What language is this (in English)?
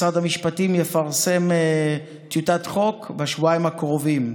Hebrew